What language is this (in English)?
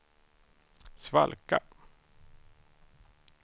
Swedish